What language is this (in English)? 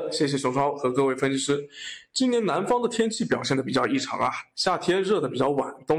Chinese